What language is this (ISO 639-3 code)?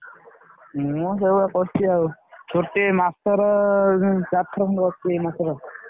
ori